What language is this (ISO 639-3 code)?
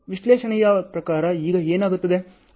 kan